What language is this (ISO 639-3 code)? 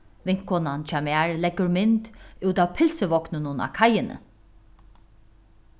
fao